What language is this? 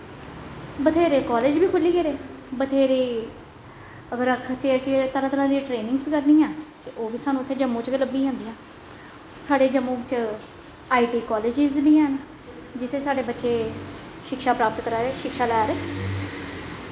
Dogri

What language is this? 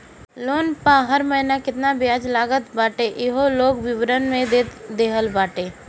Bhojpuri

